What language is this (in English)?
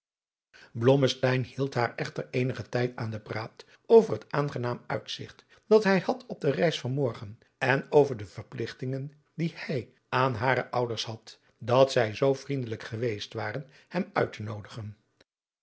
Dutch